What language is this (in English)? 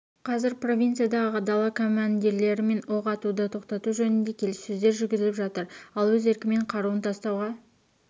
Kazakh